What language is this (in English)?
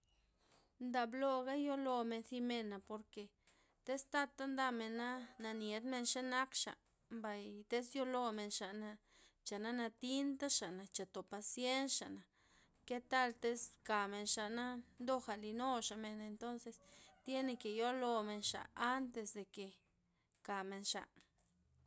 Loxicha Zapotec